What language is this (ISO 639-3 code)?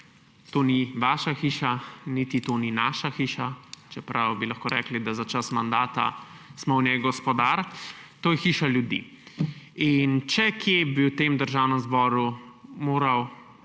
slv